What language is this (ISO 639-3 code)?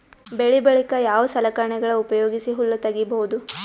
kan